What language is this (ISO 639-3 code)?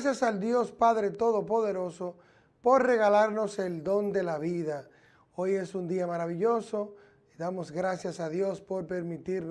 spa